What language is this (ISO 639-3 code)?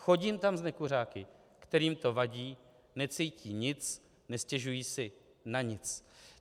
ces